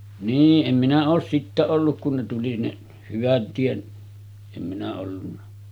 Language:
Finnish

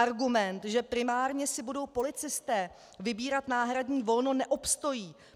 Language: Czech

